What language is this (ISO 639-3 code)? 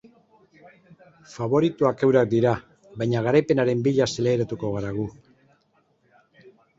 eus